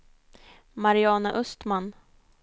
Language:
Swedish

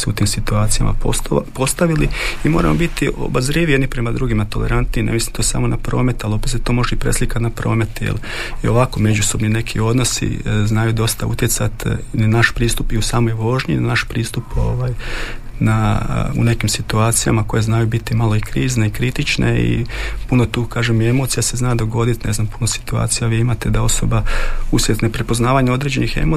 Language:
Croatian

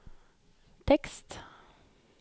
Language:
Norwegian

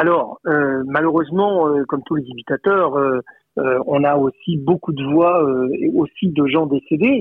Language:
French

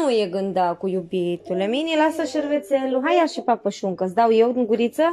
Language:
Romanian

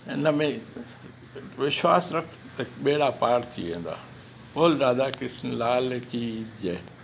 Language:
Sindhi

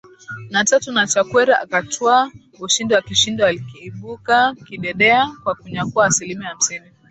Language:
Swahili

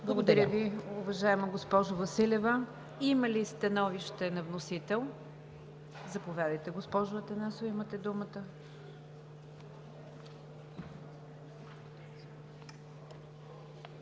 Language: Bulgarian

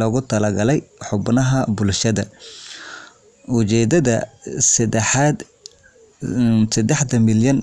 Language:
Somali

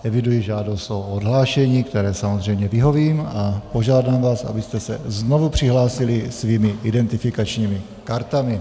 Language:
Czech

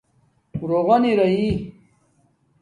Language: Domaaki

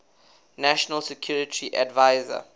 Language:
English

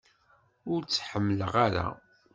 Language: Kabyle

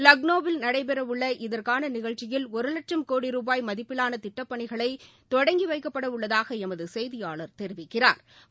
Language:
Tamil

